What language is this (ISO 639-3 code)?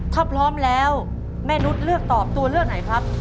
tha